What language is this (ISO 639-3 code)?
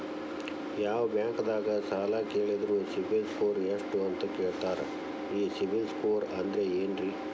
kan